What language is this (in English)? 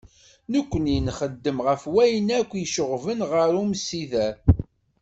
Kabyle